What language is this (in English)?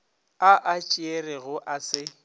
Northern Sotho